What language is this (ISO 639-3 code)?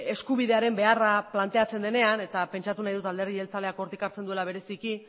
eus